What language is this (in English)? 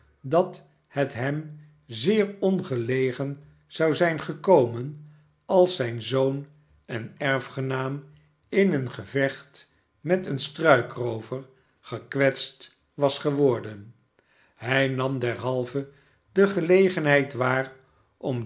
Dutch